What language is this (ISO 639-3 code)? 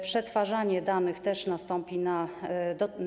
pol